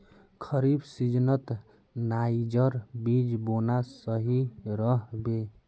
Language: Magahi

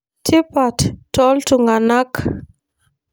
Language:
Masai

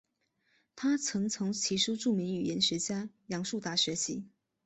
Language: Chinese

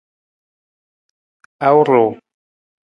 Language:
Nawdm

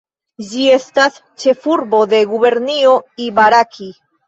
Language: Esperanto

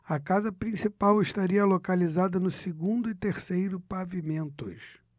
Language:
Portuguese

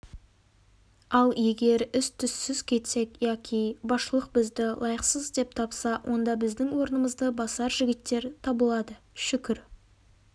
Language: Kazakh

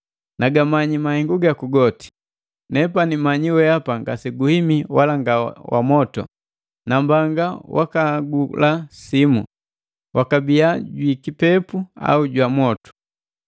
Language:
Matengo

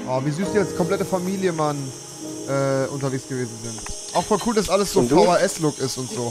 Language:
German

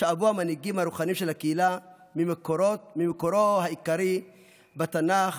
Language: Hebrew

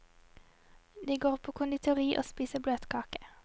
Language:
Norwegian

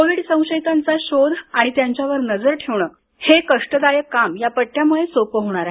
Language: Marathi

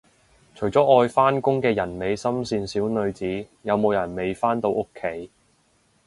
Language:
Cantonese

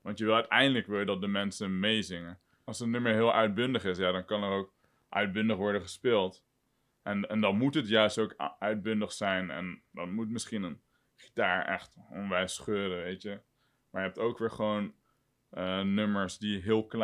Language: Dutch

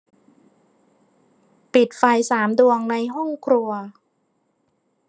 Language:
Thai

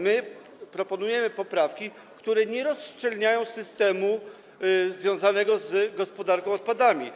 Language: Polish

